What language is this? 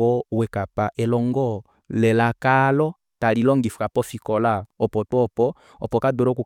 Kuanyama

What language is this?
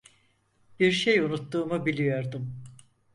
Turkish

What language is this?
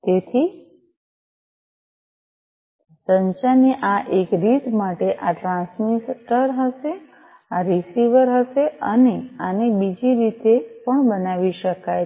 Gujarati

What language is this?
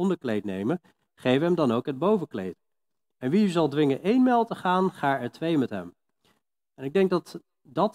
Dutch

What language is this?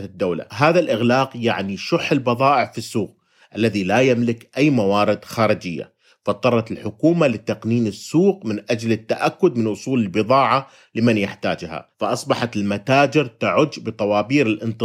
Arabic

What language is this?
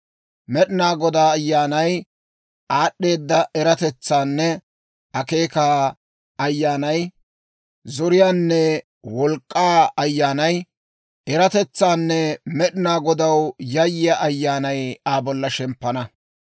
Dawro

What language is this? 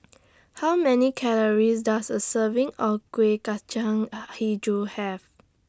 English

